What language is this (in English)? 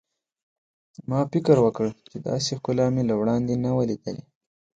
Pashto